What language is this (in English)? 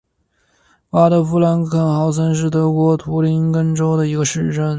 Chinese